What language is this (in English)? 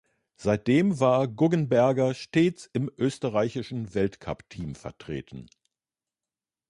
German